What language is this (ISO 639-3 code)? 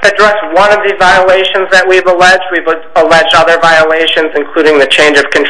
eng